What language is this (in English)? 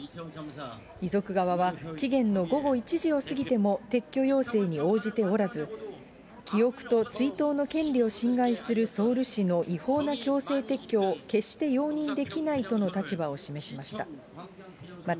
Japanese